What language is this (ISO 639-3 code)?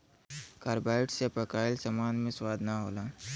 bho